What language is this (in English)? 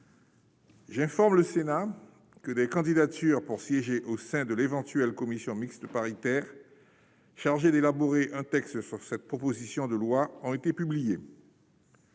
French